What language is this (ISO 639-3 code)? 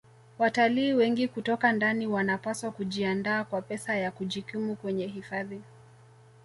swa